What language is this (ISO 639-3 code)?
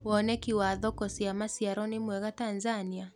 kik